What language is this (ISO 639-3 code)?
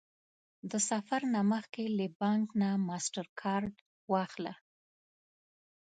pus